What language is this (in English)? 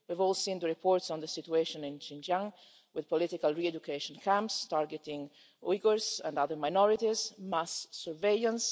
English